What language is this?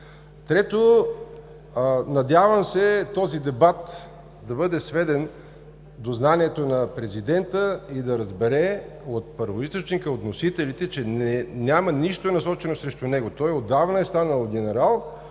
Bulgarian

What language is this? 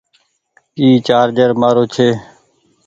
Goaria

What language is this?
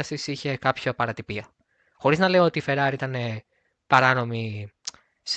Greek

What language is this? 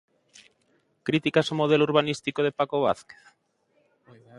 Galician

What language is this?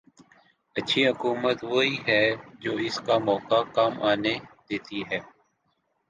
Urdu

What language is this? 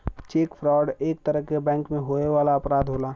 Bhojpuri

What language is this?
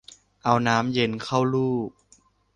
Thai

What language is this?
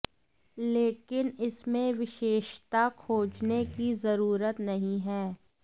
Hindi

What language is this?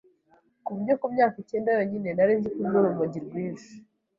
Kinyarwanda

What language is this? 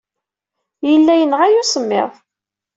Kabyle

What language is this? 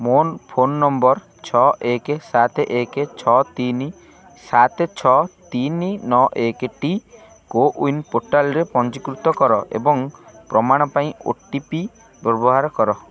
Odia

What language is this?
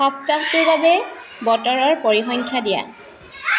Assamese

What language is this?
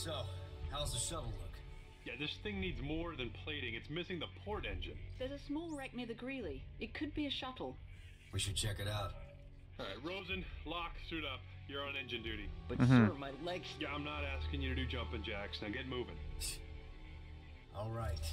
Polish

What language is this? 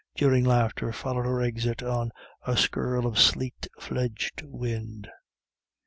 English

